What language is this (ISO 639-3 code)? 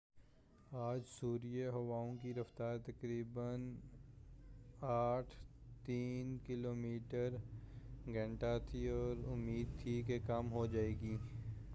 urd